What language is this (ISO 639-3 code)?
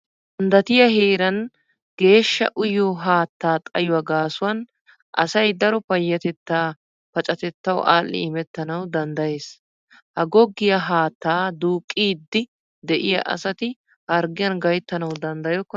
wal